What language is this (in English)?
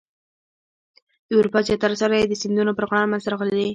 Pashto